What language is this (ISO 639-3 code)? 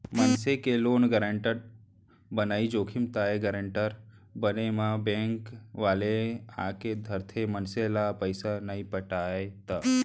hne